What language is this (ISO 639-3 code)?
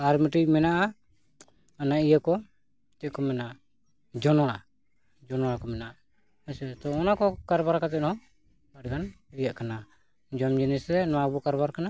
sat